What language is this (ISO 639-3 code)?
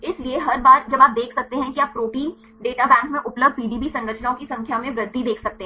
hin